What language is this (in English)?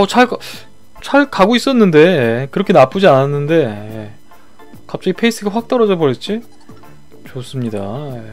Korean